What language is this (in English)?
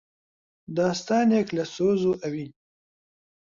Central Kurdish